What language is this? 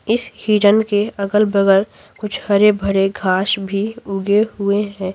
Hindi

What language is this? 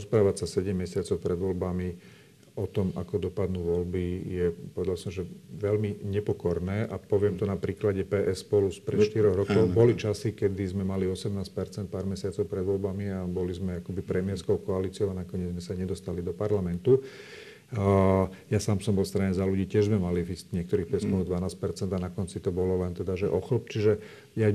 Slovak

